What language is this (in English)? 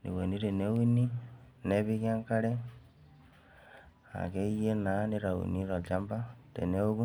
Masai